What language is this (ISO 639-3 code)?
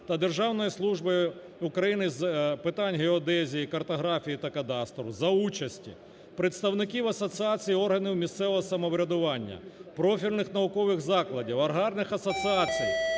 ukr